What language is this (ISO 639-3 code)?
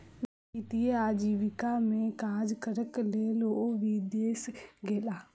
mai